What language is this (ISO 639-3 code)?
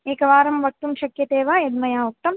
san